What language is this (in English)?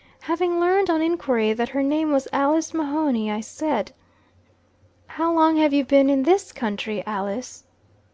English